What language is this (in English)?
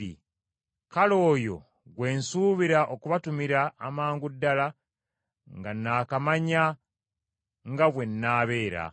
Ganda